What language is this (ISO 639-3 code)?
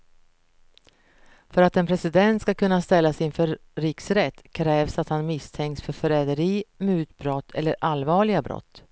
swe